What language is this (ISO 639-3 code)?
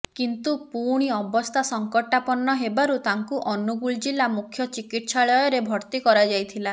ori